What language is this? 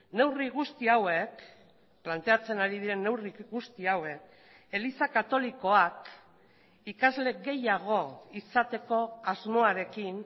Basque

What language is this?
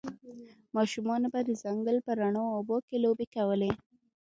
Pashto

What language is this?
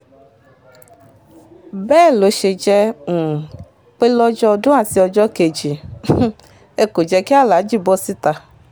Yoruba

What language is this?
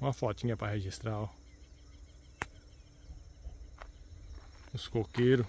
Portuguese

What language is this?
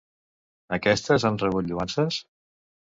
Catalan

